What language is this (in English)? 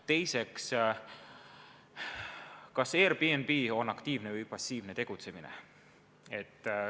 Estonian